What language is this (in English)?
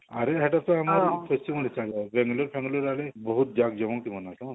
Odia